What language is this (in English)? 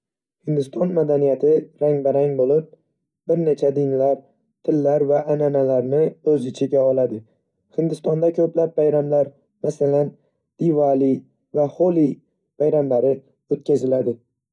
Uzbek